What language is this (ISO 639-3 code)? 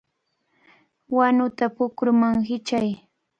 qvl